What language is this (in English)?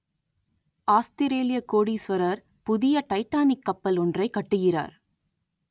Tamil